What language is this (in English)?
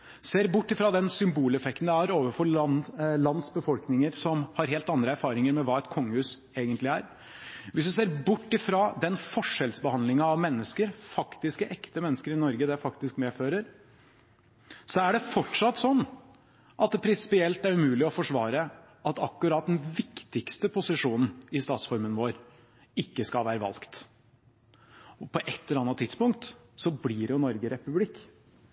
Norwegian Bokmål